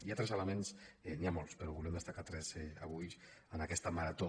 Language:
Catalan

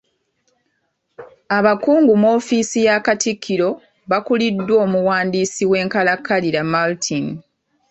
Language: Ganda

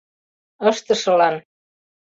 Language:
Mari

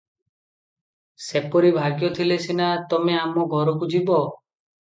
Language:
Odia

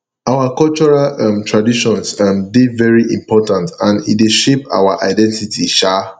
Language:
Nigerian Pidgin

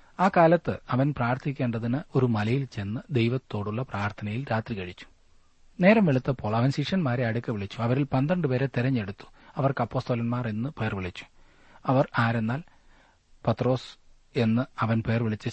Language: Malayalam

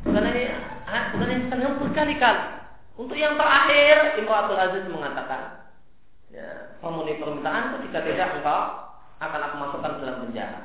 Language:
Indonesian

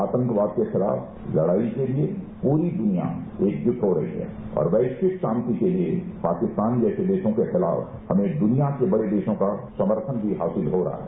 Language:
Hindi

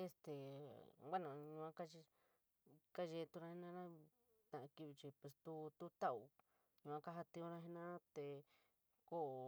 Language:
San Miguel El Grande Mixtec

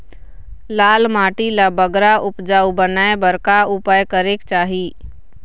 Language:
Chhattisgarhi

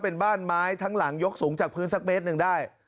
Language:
Thai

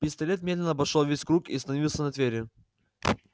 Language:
Russian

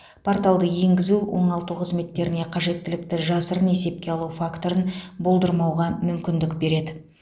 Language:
Kazakh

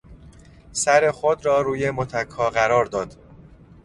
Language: Persian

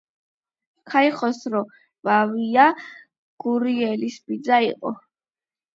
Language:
Georgian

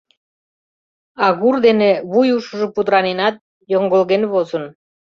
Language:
Mari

